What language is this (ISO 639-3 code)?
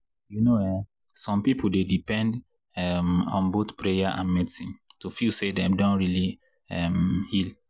pcm